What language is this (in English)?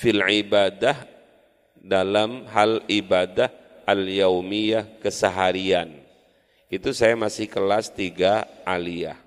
Indonesian